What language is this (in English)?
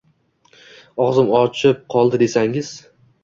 Uzbek